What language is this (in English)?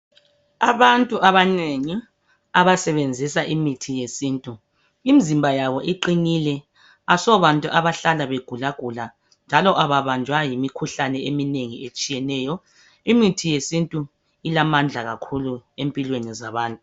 North Ndebele